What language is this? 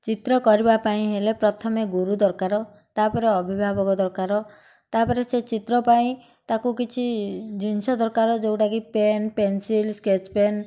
Odia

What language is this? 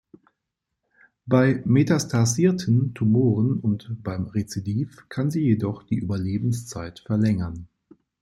German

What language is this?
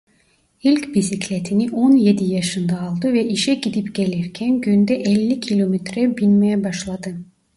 Turkish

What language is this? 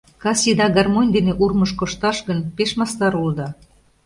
Mari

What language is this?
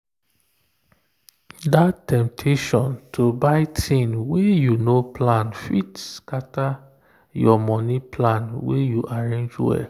Nigerian Pidgin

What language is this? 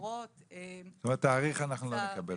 Hebrew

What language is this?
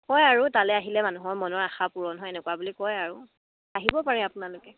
Assamese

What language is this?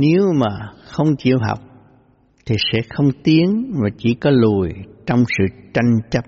Vietnamese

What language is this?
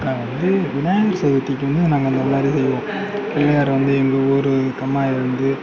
Tamil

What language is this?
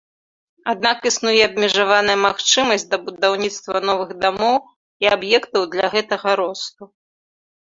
Belarusian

